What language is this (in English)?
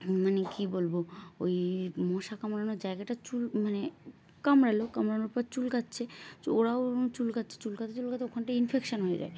Bangla